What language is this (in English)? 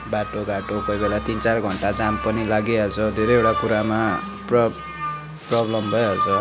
Nepali